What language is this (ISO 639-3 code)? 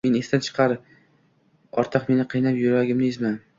uzb